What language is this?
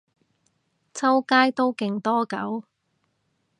Cantonese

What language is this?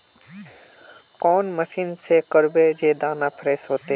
Magahi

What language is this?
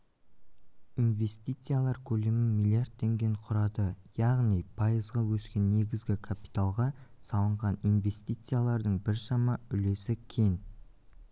Kazakh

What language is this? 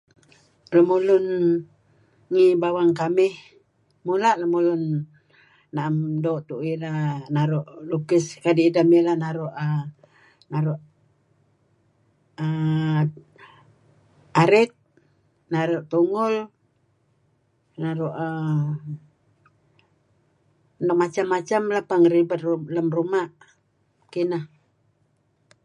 Kelabit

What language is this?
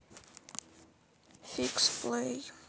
Russian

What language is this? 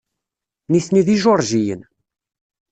Kabyle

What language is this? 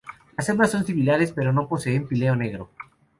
Spanish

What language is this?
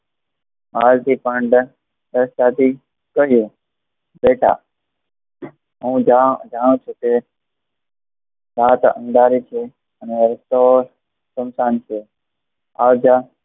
Gujarati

